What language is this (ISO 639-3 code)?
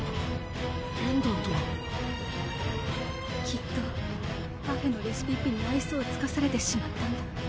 jpn